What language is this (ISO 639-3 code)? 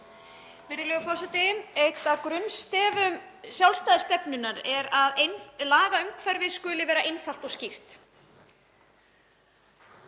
isl